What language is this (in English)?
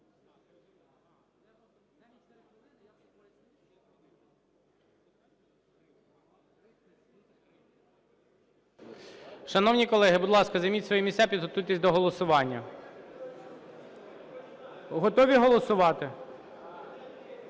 Ukrainian